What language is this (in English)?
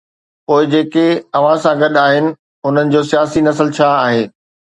Sindhi